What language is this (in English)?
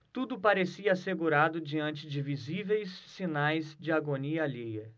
Portuguese